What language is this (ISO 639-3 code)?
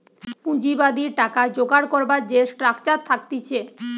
ben